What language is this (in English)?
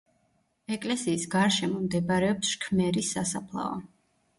Georgian